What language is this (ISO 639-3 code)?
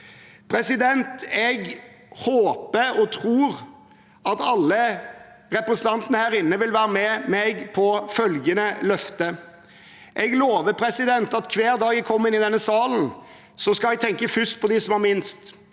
nor